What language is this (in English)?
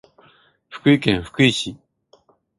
Japanese